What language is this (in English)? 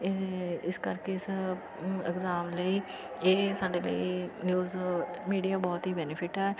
Punjabi